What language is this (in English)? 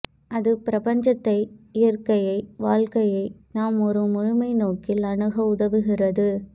Tamil